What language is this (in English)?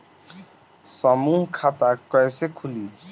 Bhojpuri